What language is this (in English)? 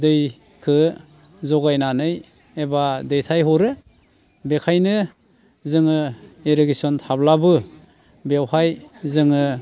Bodo